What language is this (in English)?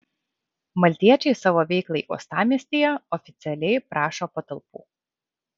Lithuanian